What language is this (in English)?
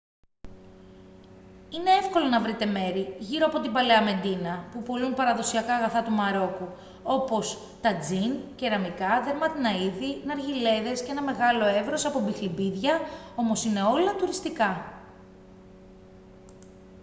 Greek